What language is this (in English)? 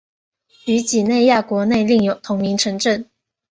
Chinese